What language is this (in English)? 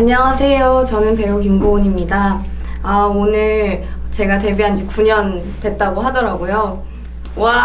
Korean